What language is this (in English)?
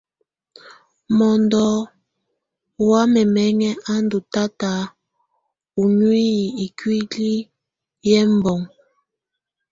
Tunen